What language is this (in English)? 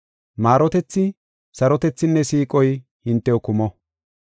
Gofa